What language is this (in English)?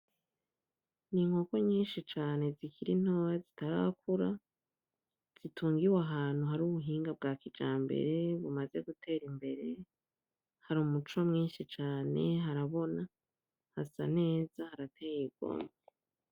Rundi